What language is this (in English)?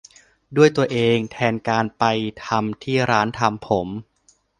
Thai